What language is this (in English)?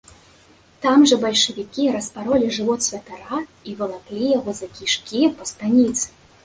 Belarusian